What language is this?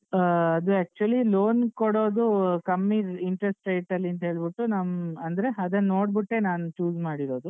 Kannada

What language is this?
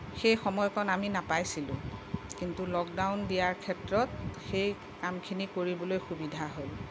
Assamese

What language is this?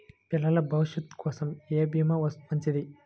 Telugu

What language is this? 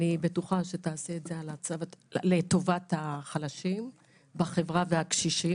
Hebrew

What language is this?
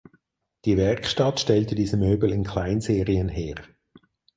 German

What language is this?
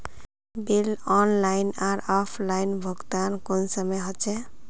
Magahi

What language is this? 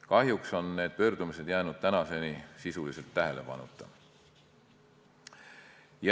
Estonian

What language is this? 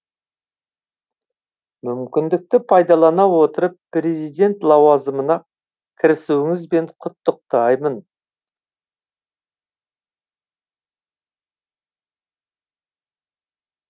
Kazakh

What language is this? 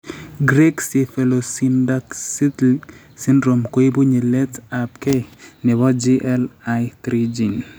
Kalenjin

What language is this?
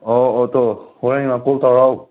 Manipuri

